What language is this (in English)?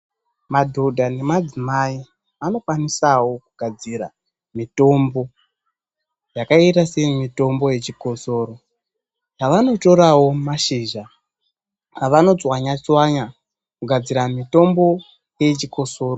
Ndau